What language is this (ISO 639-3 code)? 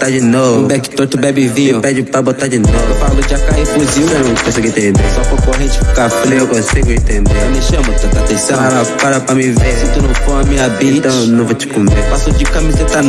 por